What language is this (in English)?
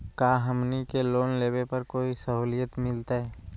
Magahi